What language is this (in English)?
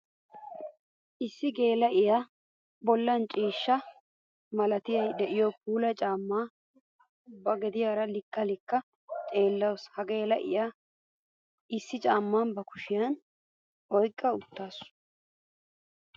Wolaytta